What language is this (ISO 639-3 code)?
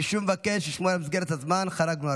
heb